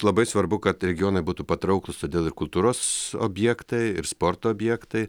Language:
Lithuanian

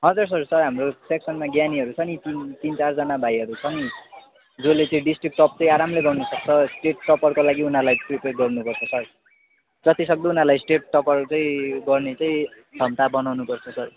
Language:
Nepali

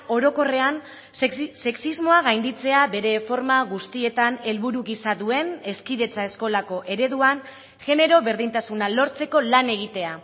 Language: Basque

